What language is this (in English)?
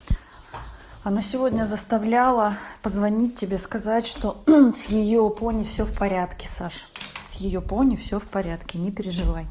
Russian